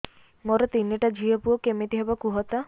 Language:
Odia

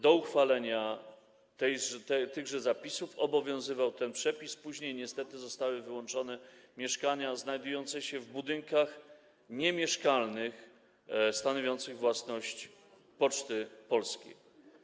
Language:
Polish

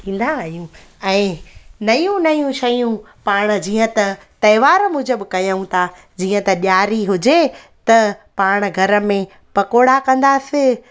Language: Sindhi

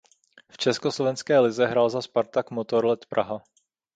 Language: Czech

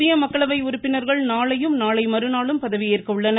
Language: Tamil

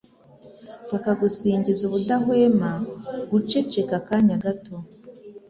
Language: Kinyarwanda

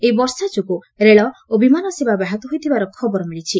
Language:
Odia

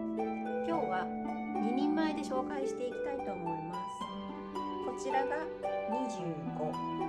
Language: Japanese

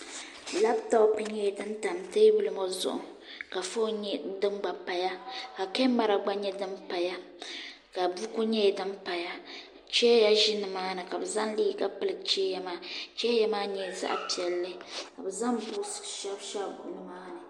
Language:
Dagbani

